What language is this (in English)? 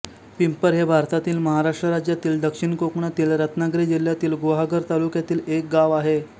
Marathi